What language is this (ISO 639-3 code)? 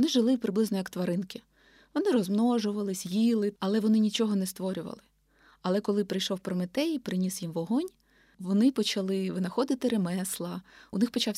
ukr